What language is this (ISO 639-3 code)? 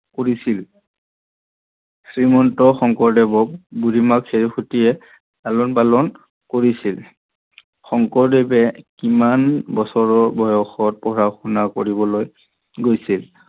asm